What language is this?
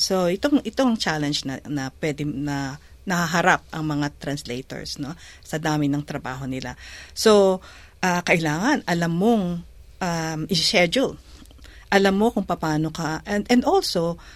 Filipino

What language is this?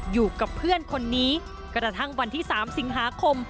Thai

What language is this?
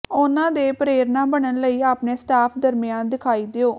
Punjabi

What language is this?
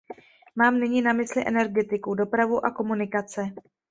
Czech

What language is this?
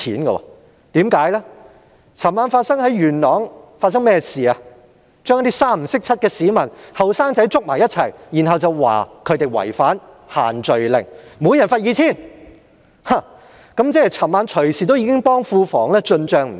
Cantonese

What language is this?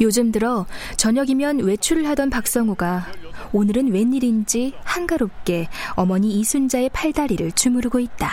Korean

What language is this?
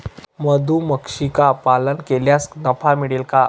Marathi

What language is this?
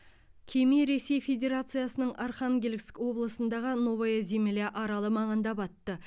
Kazakh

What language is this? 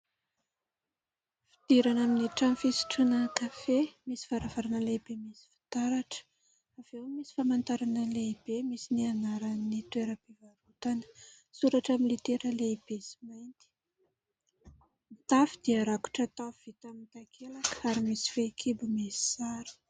Malagasy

